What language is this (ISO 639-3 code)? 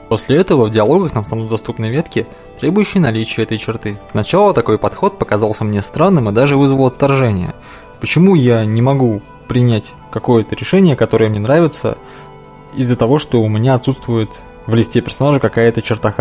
rus